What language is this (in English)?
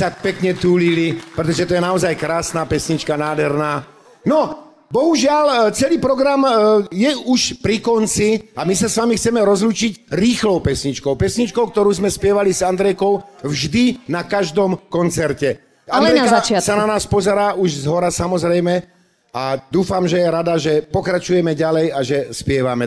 Romanian